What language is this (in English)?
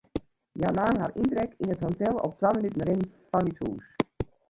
Western Frisian